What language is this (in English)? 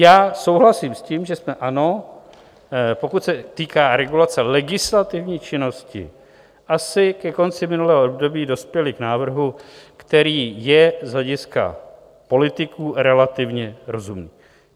Czech